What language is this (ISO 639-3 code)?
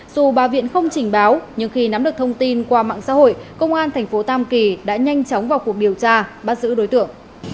vie